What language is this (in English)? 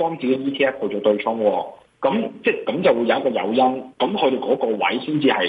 Chinese